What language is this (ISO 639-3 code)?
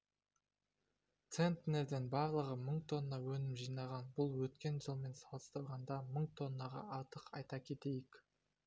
kaz